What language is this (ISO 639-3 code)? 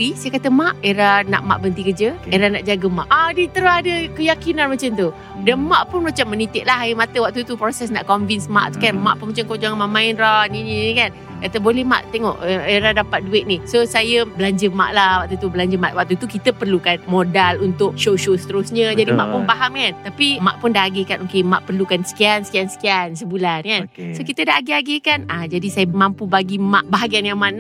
msa